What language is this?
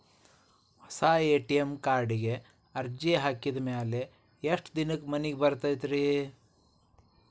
Kannada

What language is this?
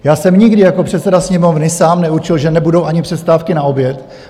Czech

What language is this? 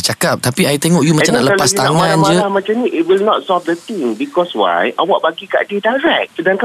Malay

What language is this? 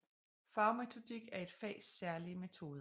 Danish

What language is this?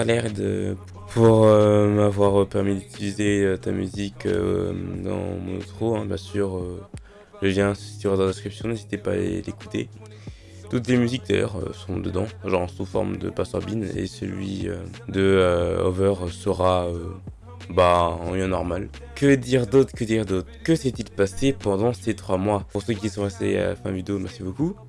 French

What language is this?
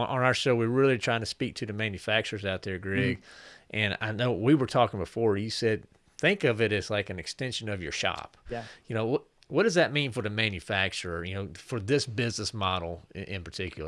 English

